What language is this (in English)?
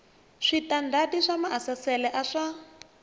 Tsonga